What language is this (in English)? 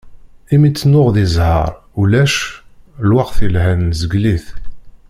Kabyle